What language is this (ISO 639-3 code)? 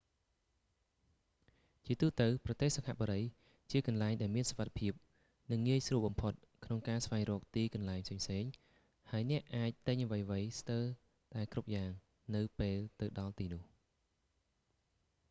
khm